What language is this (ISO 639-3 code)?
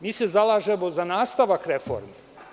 srp